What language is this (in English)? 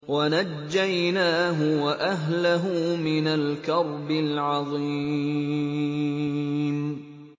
Arabic